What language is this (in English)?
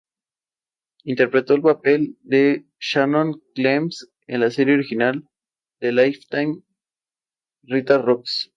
Spanish